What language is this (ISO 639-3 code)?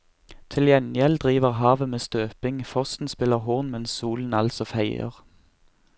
nor